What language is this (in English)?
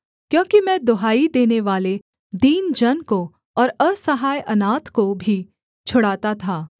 Hindi